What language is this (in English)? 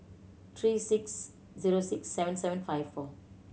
English